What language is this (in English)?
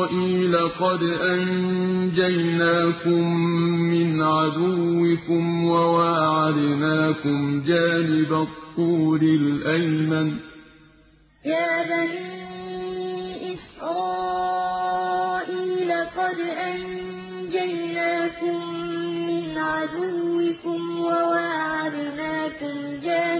Arabic